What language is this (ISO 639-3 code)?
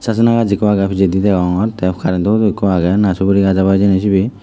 ccp